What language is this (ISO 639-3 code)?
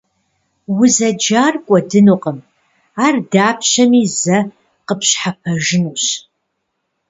kbd